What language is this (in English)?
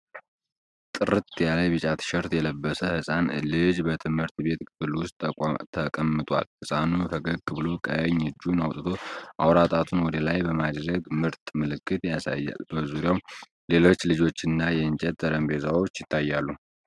Amharic